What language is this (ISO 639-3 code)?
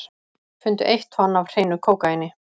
isl